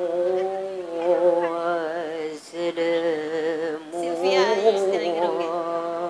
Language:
Indonesian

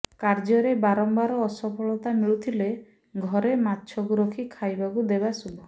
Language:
Odia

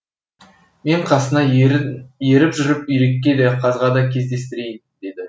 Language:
Kazakh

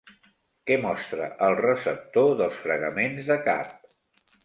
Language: Catalan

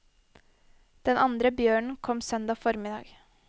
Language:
Norwegian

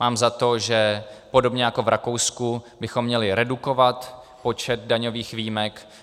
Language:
Czech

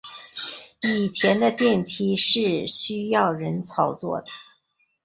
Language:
Chinese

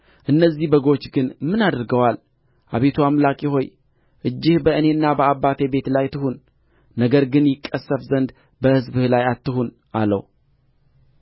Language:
Amharic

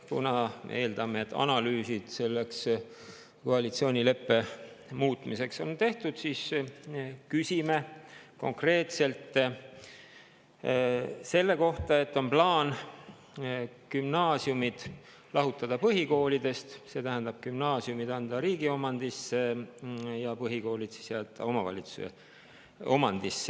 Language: Estonian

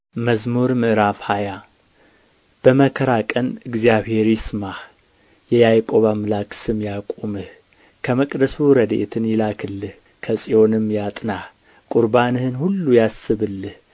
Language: Amharic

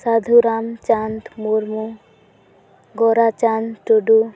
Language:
Santali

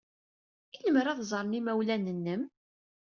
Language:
Kabyle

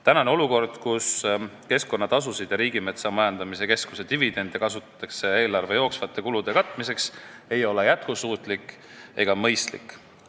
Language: Estonian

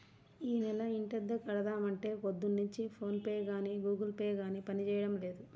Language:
Telugu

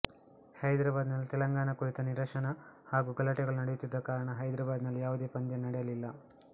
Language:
Kannada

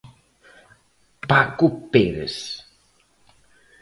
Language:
Galician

